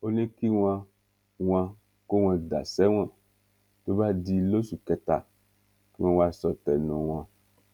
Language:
Yoruba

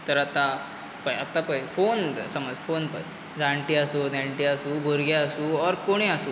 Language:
Konkani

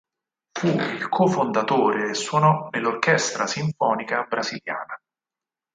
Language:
Italian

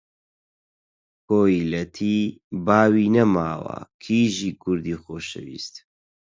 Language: Central Kurdish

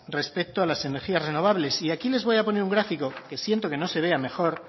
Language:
Spanish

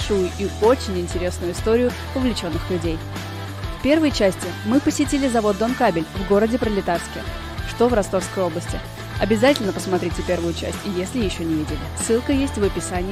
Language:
Russian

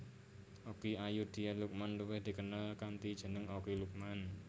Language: Javanese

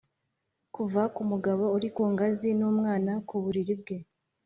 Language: Kinyarwanda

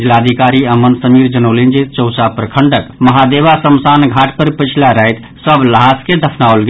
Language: Maithili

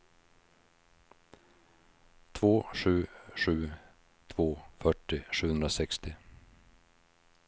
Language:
Swedish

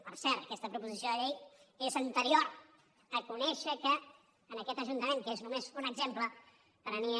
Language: Catalan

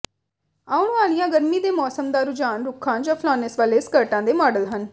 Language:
Punjabi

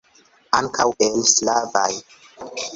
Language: Esperanto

